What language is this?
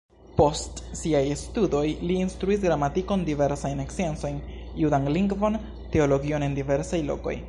Esperanto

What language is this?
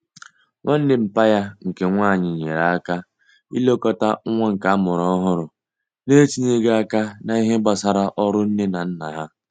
Igbo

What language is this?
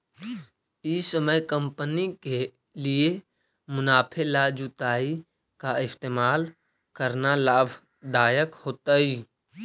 Magahi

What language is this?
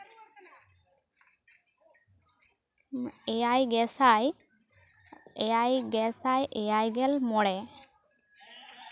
Santali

